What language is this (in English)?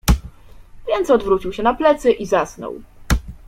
Polish